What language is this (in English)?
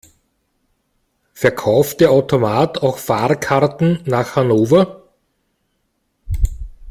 German